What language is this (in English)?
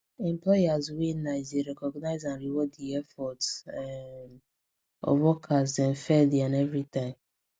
Nigerian Pidgin